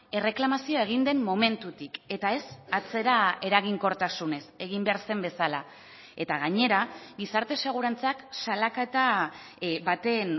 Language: Basque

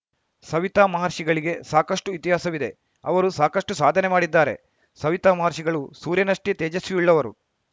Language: Kannada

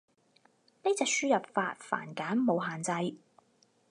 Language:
Cantonese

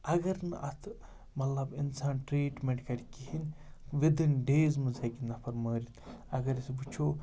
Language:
Kashmiri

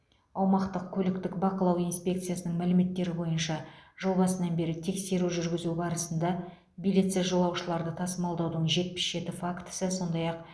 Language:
Kazakh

